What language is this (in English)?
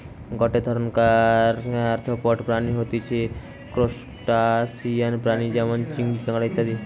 Bangla